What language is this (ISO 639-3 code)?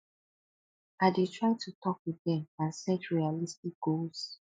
pcm